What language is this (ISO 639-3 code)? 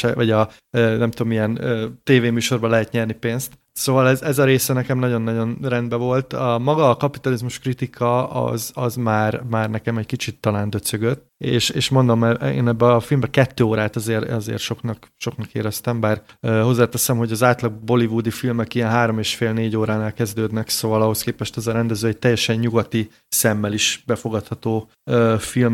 hun